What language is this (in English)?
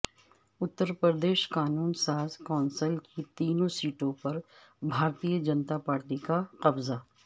Urdu